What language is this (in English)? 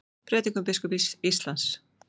Icelandic